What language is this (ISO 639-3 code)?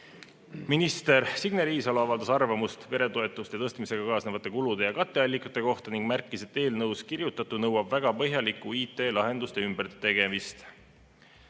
est